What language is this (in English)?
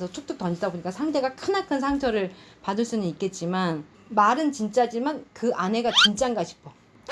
Korean